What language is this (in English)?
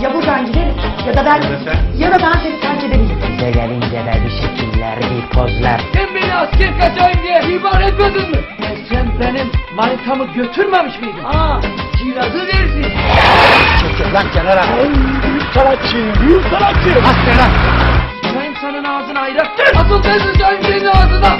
Turkish